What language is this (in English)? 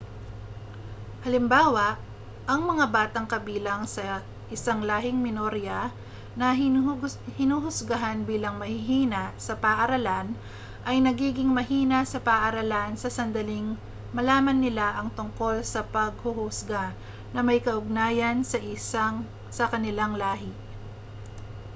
Filipino